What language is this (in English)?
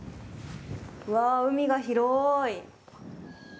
Japanese